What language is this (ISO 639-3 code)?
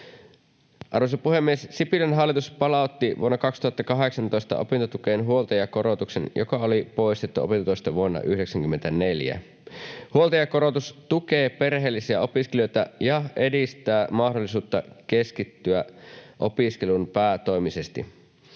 fin